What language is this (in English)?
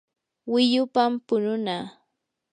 Yanahuanca Pasco Quechua